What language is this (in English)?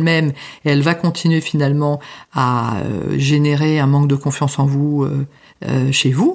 French